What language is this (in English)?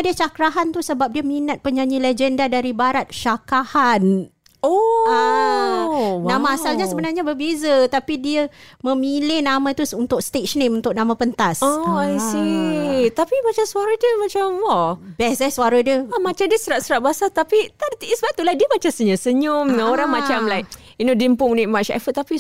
Malay